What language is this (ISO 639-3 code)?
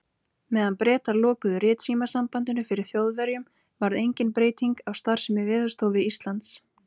isl